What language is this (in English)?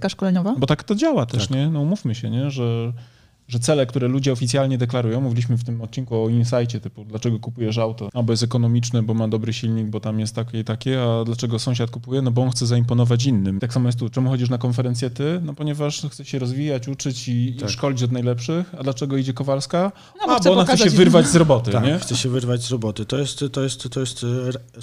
Polish